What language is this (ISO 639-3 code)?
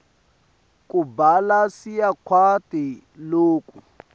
ssw